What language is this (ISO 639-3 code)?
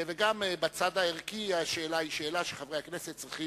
heb